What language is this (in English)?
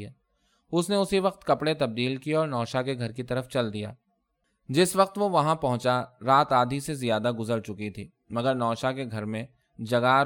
Urdu